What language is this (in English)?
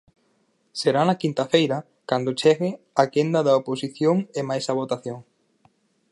Galician